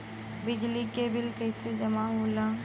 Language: Bhojpuri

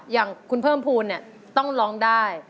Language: Thai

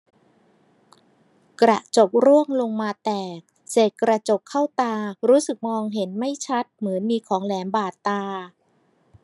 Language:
Thai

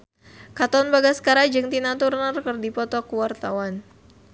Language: Sundanese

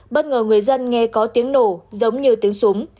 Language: Vietnamese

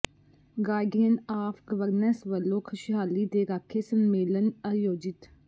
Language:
Punjabi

